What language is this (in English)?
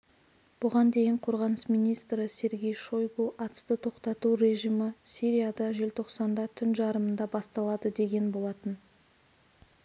Kazakh